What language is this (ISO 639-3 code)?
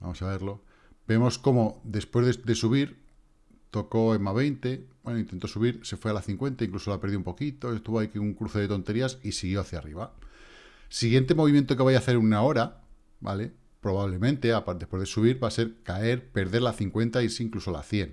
spa